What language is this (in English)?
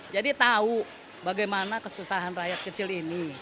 Indonesian